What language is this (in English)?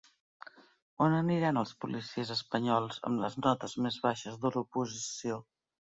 Catalan